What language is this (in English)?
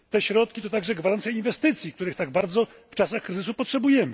Polish